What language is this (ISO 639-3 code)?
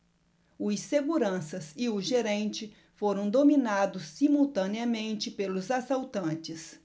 por